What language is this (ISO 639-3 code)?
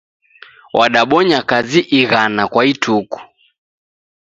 dav